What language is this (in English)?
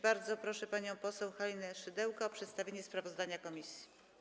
Polish